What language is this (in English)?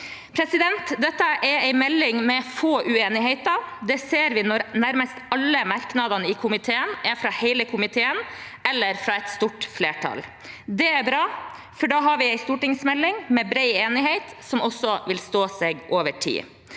Norwegian